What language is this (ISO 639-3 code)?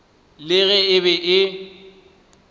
nso